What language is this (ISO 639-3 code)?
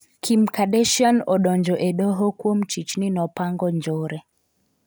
luo